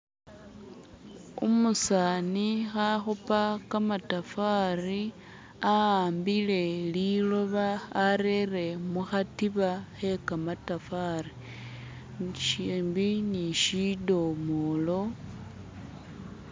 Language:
Masaaba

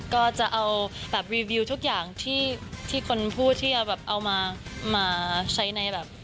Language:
Thai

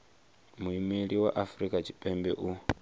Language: Venda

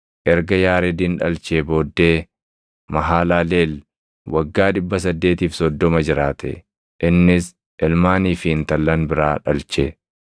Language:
Oromo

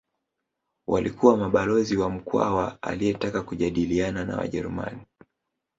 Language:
Swahili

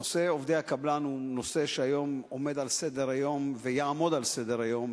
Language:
Hebrew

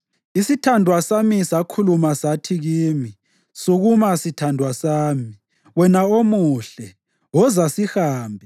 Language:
North Ndebele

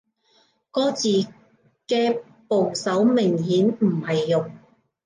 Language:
Cantonese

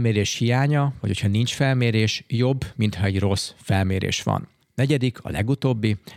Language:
Hungarian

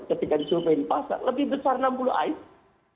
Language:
Indonesian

